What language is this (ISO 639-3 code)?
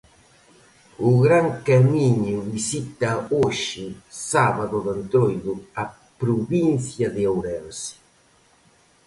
glg